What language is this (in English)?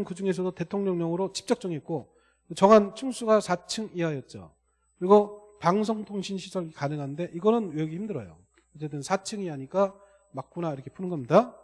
Korean